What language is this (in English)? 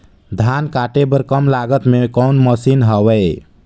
Chhattisgarhi